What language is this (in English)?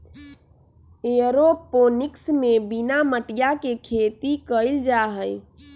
Magahi